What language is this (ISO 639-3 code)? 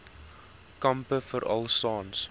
afr